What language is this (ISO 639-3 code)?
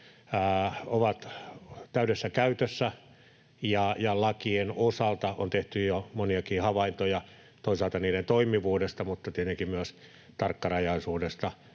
fin